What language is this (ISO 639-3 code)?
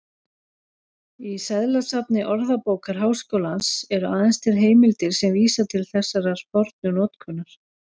isl